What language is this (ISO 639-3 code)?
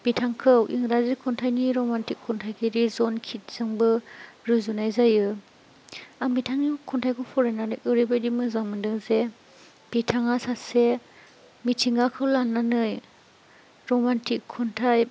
brx